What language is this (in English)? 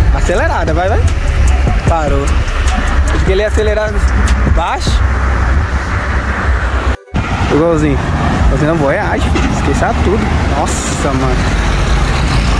Portuguese